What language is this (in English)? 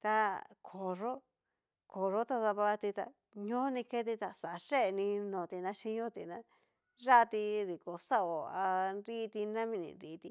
Cacaloxtepec Mixtec